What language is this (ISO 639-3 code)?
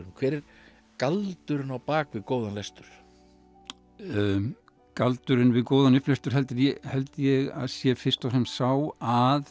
isl